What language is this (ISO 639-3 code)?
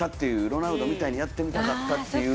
jpn